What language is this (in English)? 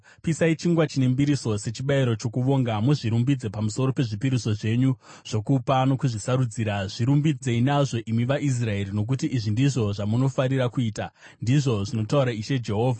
Shona